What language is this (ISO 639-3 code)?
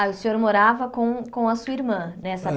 por